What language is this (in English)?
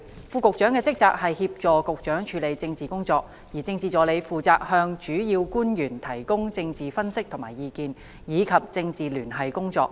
Cantonese